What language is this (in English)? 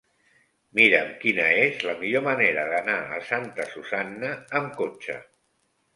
Catalan